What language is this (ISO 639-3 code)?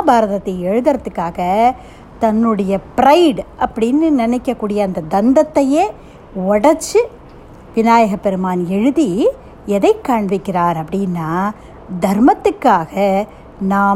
tam